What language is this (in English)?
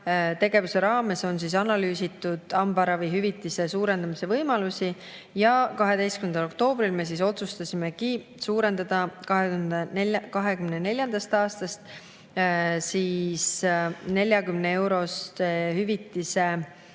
Estonian